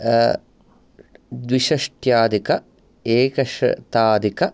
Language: Sanskrit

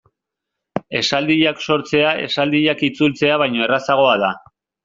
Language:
Basque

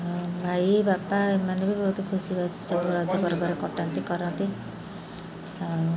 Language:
Odia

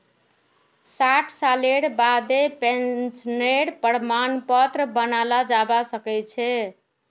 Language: Magahi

